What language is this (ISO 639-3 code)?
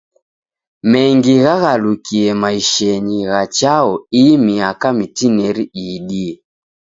dav